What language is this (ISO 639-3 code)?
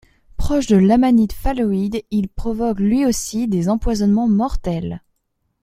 fra